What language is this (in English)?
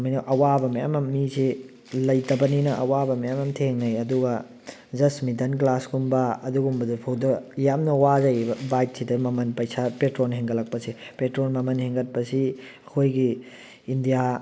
Manipuri